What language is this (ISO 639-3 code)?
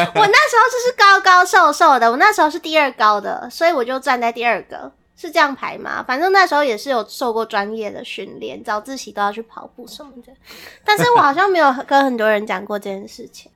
zho